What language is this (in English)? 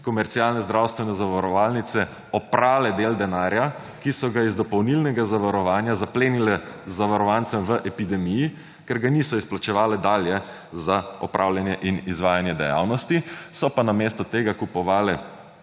Slovenian